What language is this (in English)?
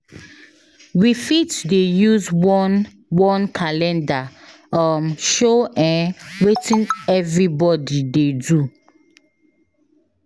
Nigerian Pidgin